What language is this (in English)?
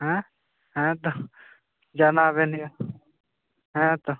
Santali